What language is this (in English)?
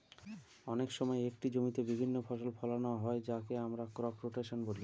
Bangla